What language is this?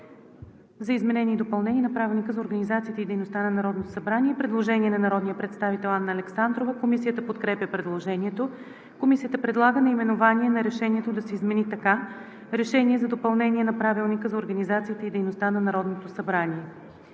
Bulgarian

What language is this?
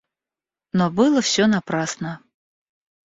Russian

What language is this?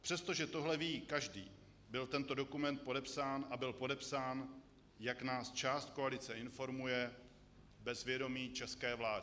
Czech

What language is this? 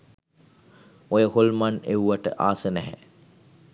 Sinhala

